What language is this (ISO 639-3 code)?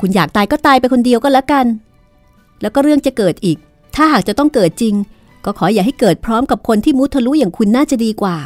tha